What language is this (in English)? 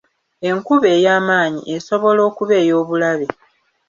Ganda